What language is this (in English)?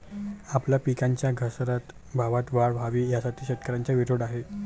Marathi